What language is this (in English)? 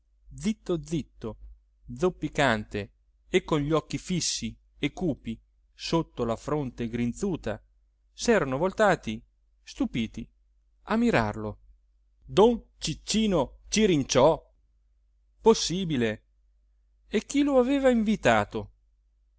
Italian